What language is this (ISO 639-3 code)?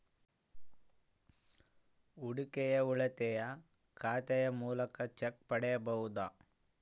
kan